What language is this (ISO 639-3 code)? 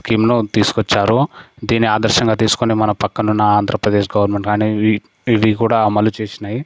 tel